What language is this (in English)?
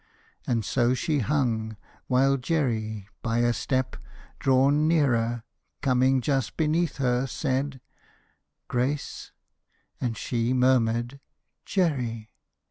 English